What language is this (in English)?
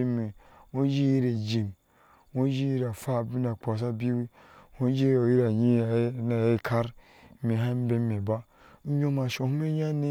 Ashe